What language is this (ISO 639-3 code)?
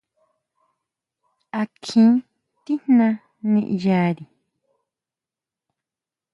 mau